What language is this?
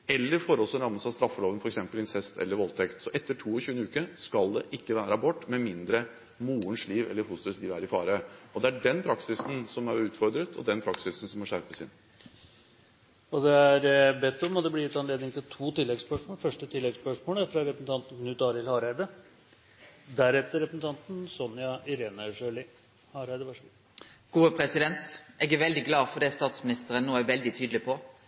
Norwegian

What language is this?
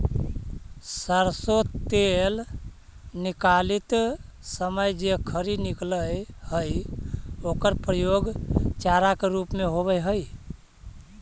Magahi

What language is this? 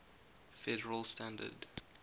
English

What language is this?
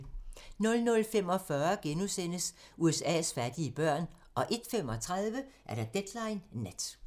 Danish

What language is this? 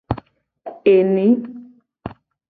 Gen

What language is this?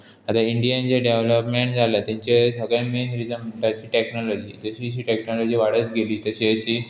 Konkani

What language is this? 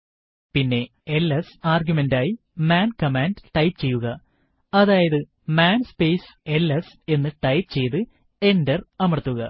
Malayalam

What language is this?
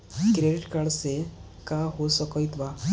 Bhojpuri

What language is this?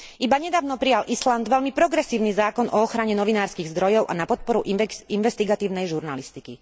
Slovak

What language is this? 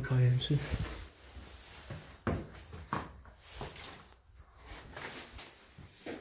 Polish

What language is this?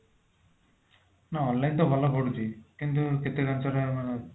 Odia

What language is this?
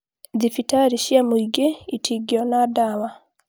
Kikuyu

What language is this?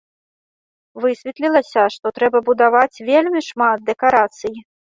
Belarusian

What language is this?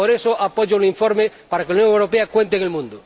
Spanish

